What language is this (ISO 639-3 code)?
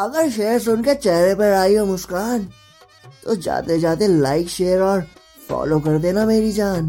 hin